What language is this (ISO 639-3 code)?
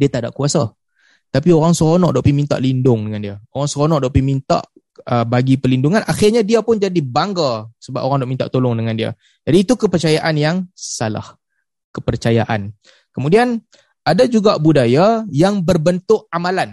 msa